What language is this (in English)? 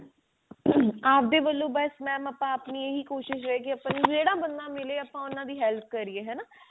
Punjabi